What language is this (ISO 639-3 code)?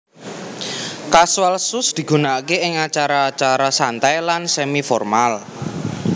jav